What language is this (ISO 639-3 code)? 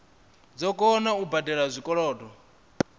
ven